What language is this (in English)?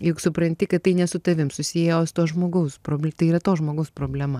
Lithuanian